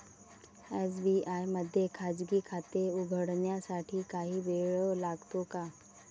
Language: Marathi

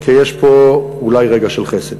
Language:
Hebrew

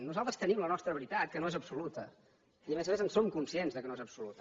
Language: Catalan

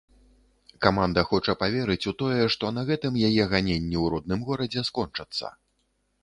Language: Belarusian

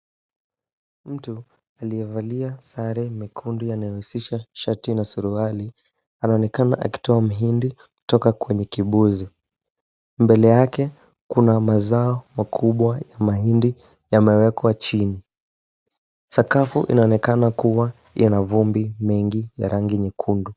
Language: Swahili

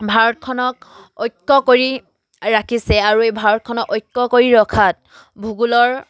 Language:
Assamese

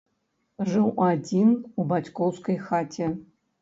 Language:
Belarusian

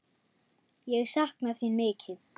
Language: Icelandic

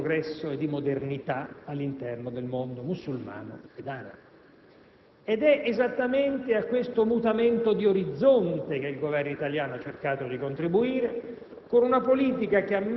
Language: Italian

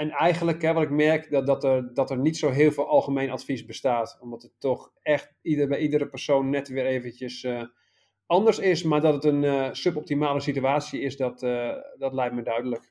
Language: Dutch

